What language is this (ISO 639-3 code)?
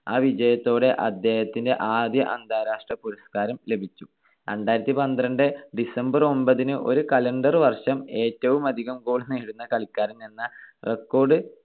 mal